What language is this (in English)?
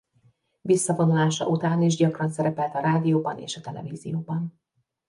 Hungarian